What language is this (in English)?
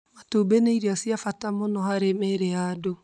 Kikuyu